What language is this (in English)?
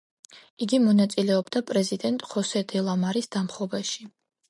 Georgian